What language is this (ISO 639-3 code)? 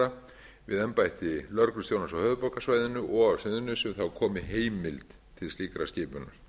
isl